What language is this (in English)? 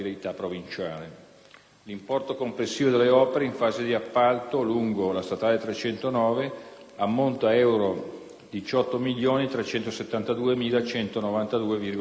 Italian